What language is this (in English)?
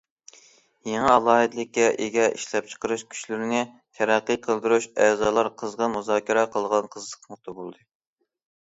Uyghur